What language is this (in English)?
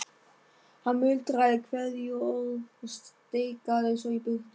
Icelandic